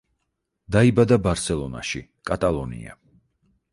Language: Georgian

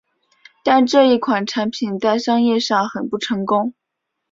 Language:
Chinese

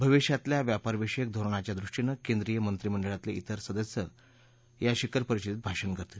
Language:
Marathi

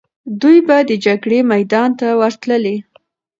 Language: Pashto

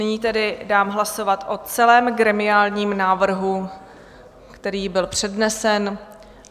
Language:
Czech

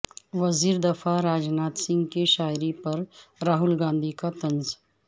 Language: Urdu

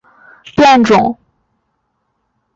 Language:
Chinese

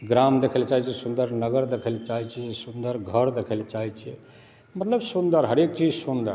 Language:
Maithili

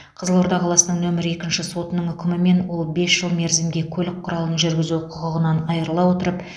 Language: Kazakh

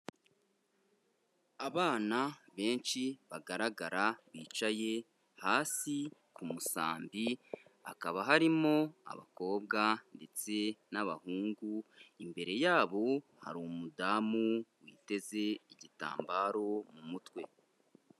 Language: Kinyarwanda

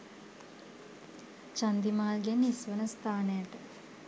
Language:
Sinhala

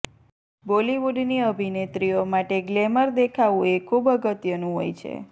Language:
Gujarati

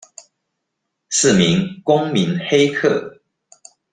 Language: Chinese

